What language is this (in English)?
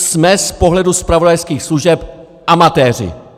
Czech